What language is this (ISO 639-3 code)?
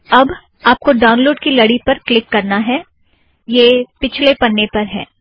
hin